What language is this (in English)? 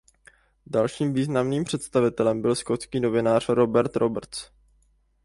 Czech